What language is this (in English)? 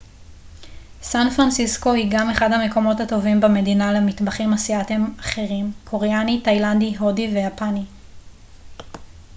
Hebrew